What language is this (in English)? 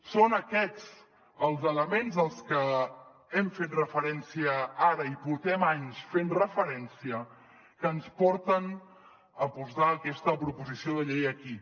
Catalan